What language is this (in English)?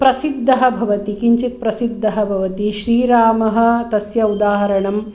Sanskrit